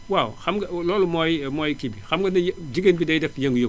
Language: Wolof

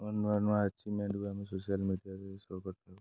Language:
Odia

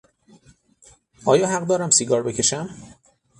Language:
Persian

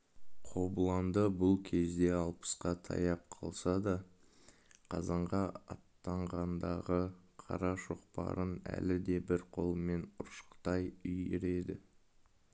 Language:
Kazakh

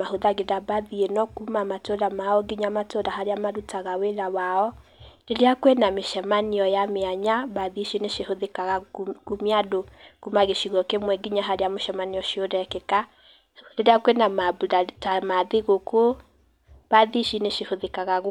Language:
Kikuyu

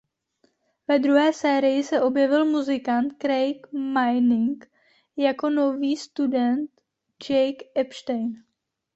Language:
Czech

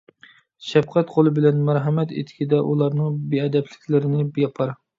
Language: Uyghur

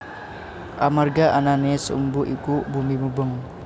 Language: Javanese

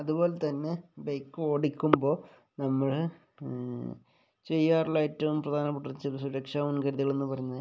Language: Malayalam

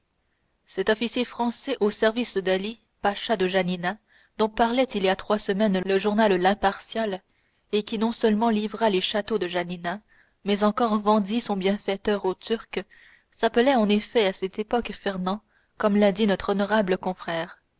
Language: French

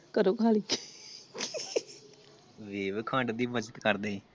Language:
Punjabi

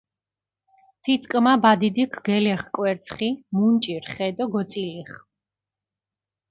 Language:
Mingrelian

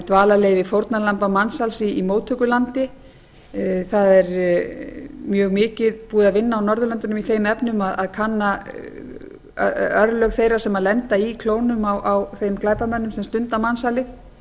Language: Icelandic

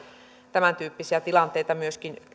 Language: Finnish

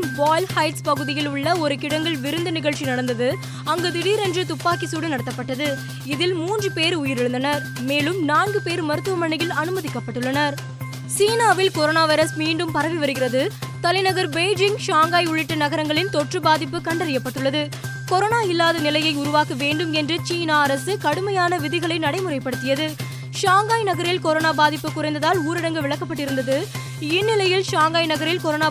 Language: Tamil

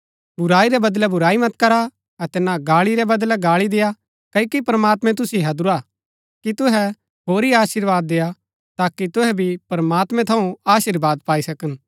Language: Gaddi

